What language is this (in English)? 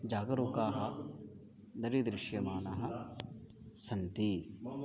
Sanskrit